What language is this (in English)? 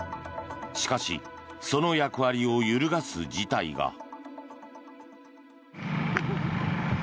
Japanese